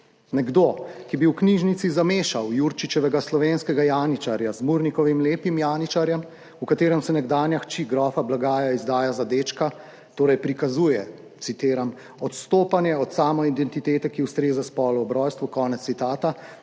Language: Slovenian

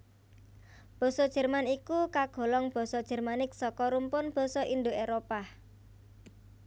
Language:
Javanese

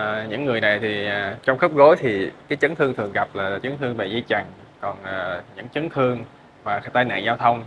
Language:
Vietnamese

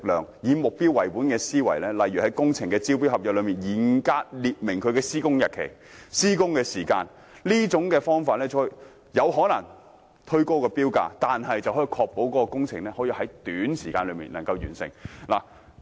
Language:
Cantonese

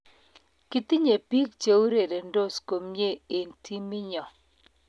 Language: Kalenjin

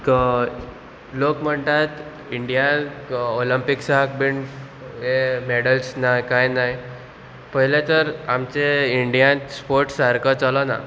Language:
Konkani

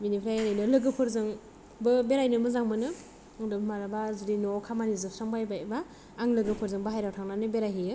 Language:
Bodo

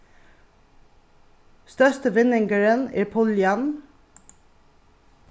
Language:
Faroese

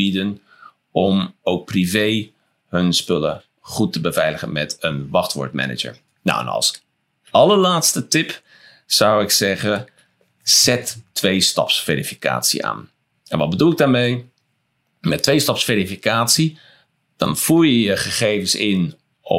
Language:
Dutch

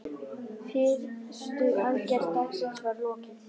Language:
Icelandic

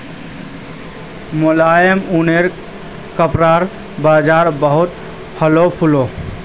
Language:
Magahi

